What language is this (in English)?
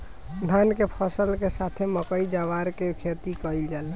Bhojpuri